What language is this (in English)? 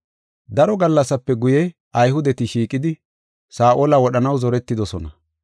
Gofa